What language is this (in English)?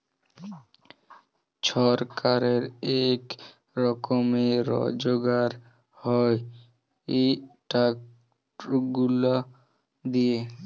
Bangla